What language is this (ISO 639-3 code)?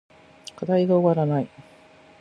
jpn